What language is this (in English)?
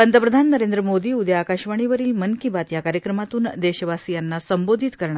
Marathi